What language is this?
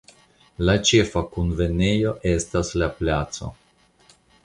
Esperanto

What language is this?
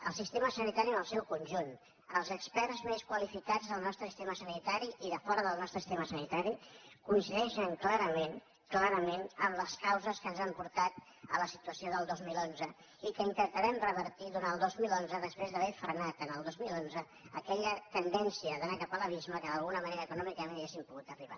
Catalan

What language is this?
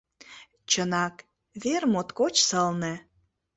Mari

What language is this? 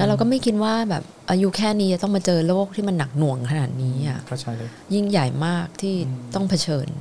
Thai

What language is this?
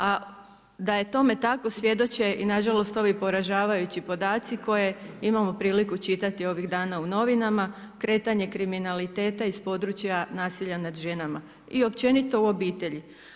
Croatian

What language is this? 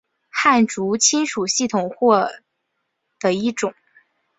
Chinese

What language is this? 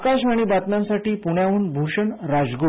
Marathi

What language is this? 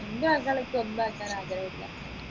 Malayalam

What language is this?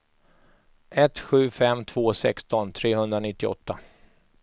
Swedish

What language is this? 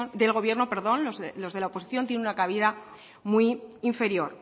Spanish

